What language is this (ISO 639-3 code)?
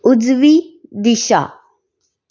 kok